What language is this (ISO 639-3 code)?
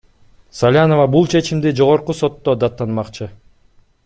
kir